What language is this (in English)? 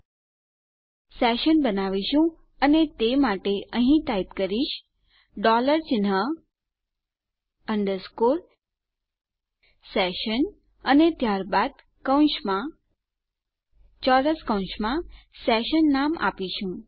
Gujarati